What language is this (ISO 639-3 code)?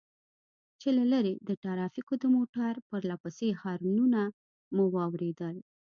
pus